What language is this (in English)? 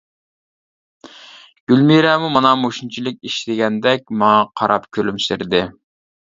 Uyghur